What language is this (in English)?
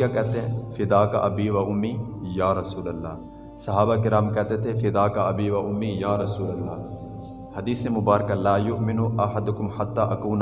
Urdu